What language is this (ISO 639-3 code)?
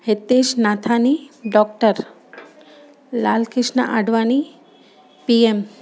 snd